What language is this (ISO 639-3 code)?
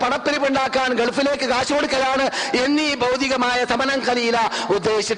mal